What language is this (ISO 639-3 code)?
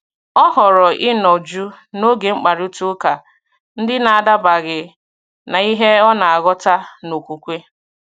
ibo